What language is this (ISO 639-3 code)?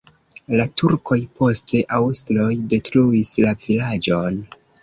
epo